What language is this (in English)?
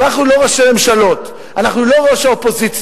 Hebrew